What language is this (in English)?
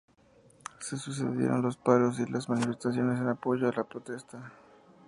Spanish